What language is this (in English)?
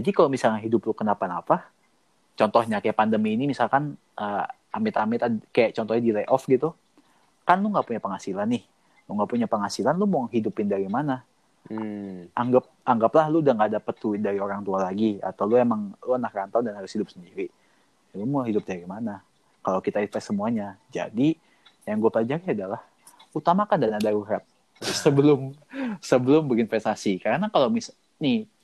Indonesian